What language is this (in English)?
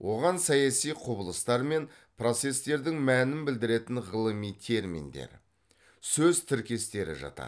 Kazakh